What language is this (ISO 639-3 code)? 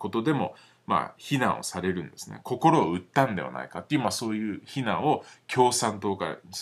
jpn